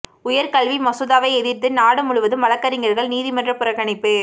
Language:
Tamil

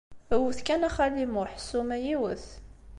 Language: Kabyle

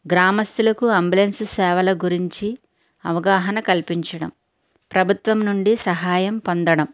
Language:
Telugu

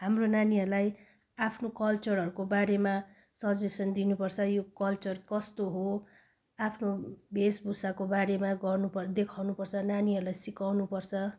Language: Nepali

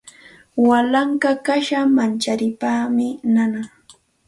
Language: Santa Ana de Tusi Pasco Quechua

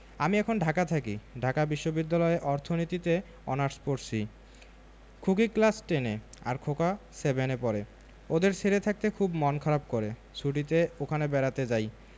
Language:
Bangla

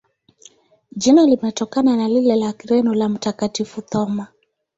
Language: Swahili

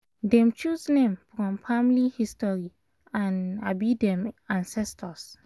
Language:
Nigerian Pidgin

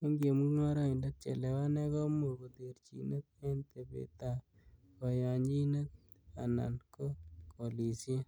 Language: Kalenjin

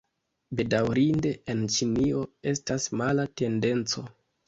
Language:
Esperanto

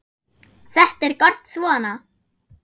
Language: Icelandic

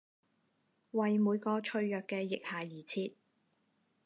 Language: Cantonese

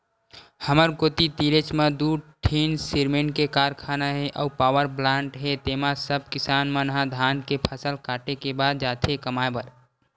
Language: Chhattisgarhi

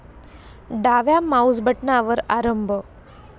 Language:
Marathi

